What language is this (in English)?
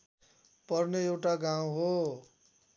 Nepali